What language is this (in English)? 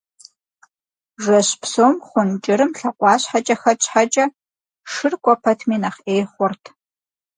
Kabardian